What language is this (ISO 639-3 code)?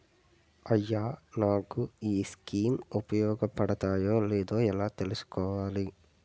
tel